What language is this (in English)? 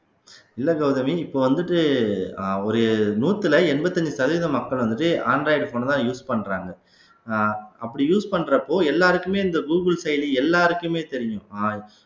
Tamil